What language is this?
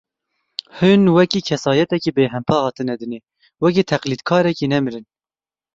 Kurdish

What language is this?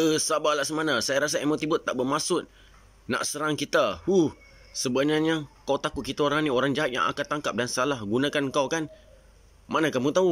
Malay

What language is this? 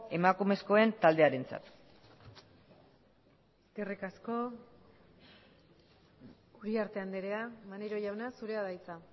Basque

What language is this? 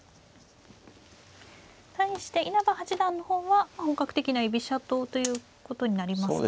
Japanese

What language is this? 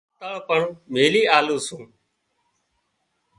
Wadiyara Koli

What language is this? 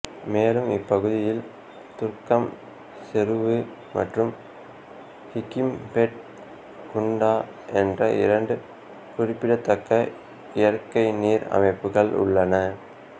Tamil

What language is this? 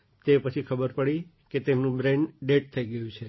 Gujarati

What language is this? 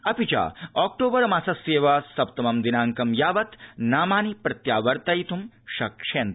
Sanskrit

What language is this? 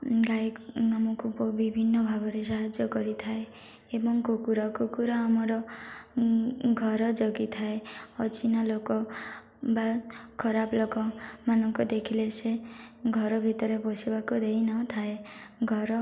Odia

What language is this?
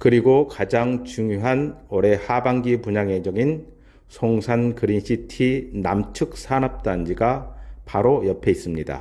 Korean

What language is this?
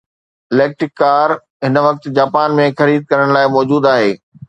Sindhi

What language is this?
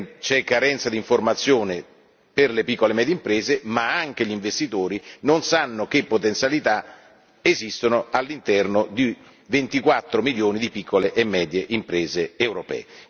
Italian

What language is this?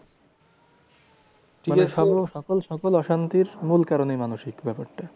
Bangla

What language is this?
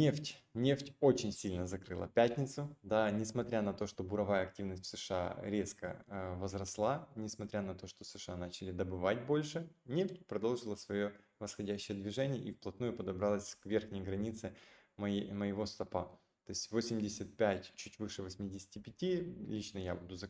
Russian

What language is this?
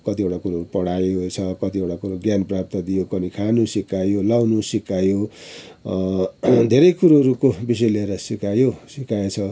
Nepali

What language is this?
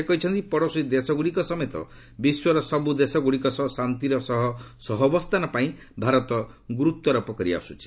Odia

